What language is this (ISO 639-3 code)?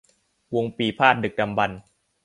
tha